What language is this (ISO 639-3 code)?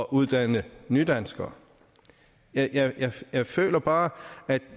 dan